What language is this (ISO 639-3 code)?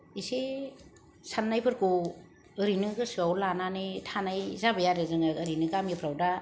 brx